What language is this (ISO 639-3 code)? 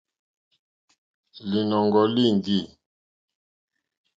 bri